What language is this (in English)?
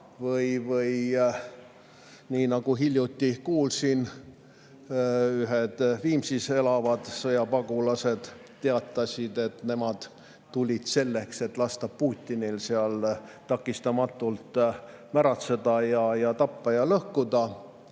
Estonian